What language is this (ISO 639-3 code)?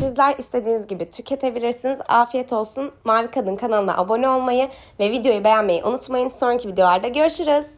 tur